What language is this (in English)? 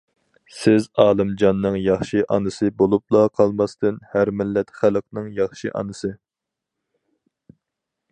Uyghur